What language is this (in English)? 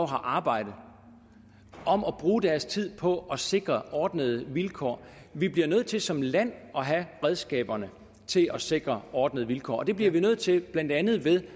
Danish